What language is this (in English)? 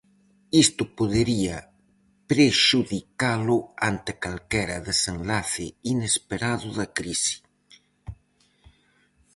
Galician